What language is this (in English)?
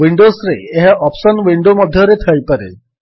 Odia